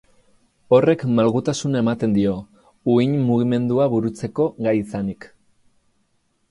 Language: Basque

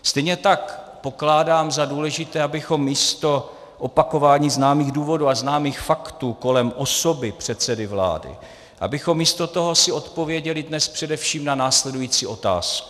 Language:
Czech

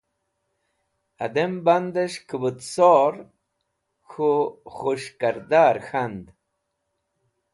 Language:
Wakhi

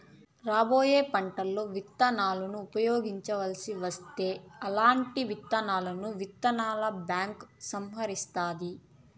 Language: Telugu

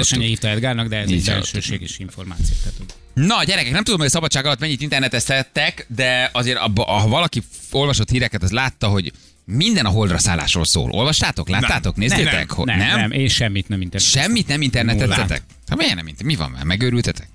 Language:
Hungarian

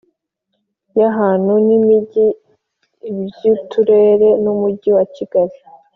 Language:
Kinyarwanda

